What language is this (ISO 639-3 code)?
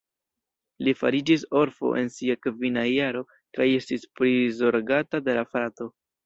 epo